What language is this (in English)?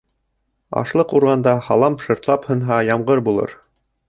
Bashkir